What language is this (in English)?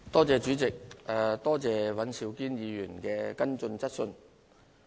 Cantonese